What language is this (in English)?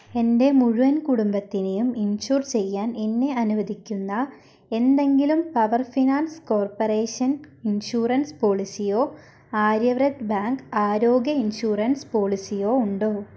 Malayalam